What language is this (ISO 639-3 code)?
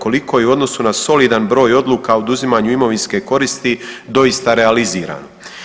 hrv